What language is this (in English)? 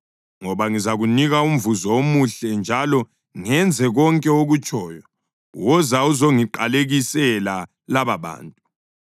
North Ndebele